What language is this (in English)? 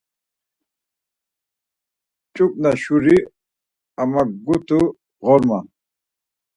Laz